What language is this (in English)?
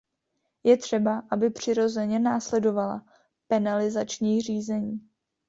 Czech